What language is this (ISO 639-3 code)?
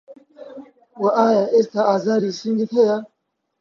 ckb